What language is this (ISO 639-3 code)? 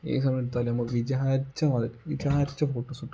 mal